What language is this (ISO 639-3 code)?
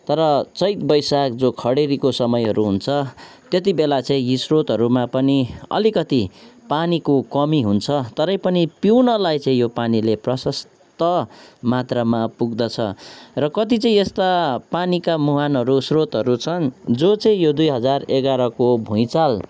nep